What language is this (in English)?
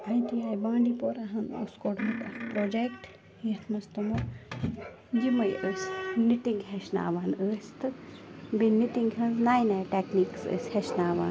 Kashmiri